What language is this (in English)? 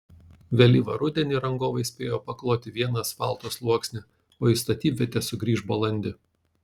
Lithuanian